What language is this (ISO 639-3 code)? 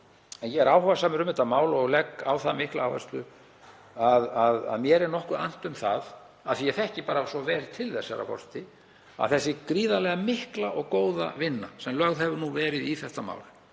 isl